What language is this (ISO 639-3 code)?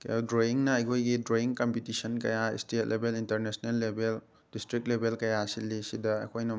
mni